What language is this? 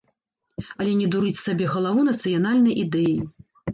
Belarusian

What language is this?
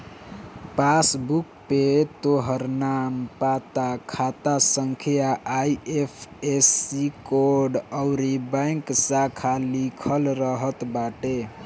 Bhojpuri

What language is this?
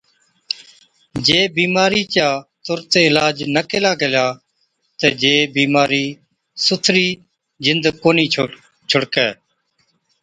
Od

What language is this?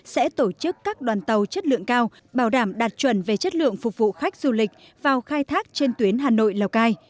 Vietnamese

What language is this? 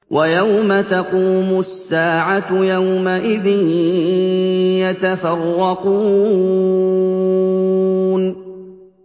Arabic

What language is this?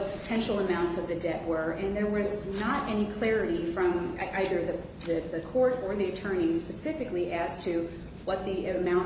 English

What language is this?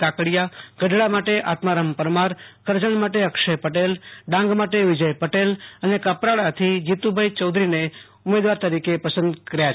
Gujarati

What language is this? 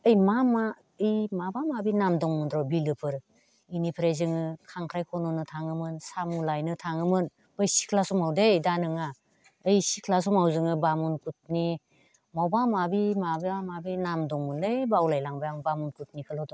Bodo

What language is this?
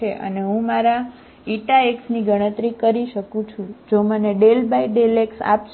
Gujarati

